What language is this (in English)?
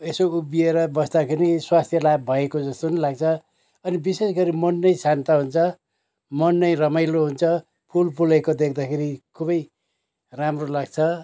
Nepali